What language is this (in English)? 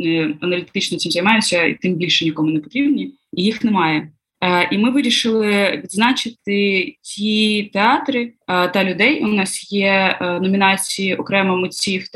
Ukrainian